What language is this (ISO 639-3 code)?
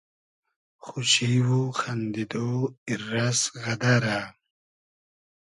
haz